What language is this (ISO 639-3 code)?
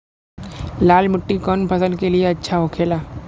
bho